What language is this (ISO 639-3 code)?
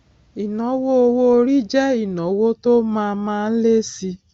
yor